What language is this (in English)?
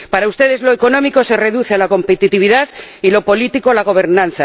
Spanish